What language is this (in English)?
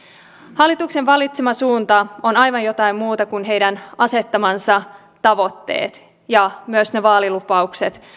Finnish